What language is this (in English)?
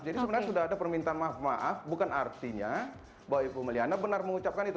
Indonesian